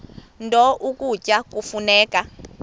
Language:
Xhosa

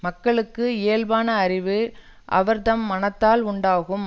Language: Tamil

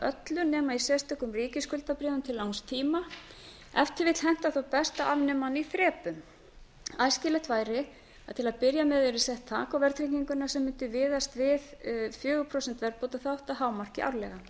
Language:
Icelandic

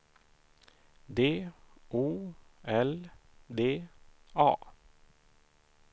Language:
Swedish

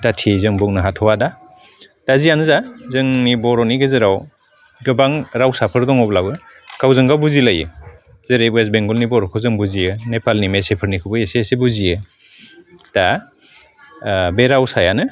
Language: Bodo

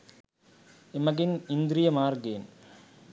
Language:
Sinhala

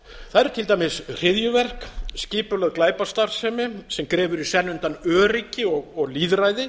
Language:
Icelandic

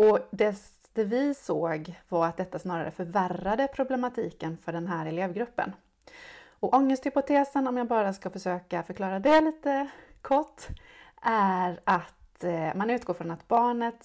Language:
Swedish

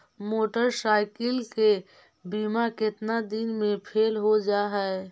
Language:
Magahi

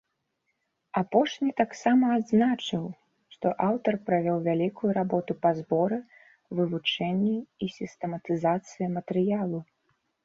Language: Belarusian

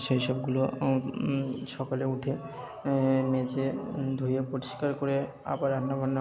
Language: Bangla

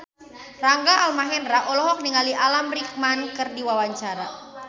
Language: Sundanese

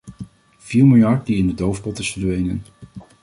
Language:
Dutch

